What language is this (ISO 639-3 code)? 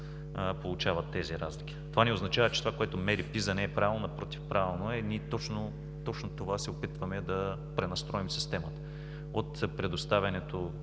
bul